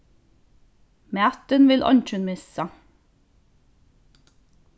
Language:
Faroese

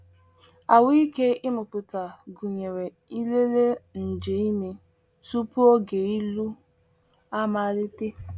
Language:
Igbo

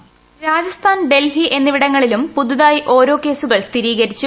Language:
Malayalam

